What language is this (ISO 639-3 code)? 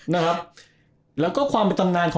tha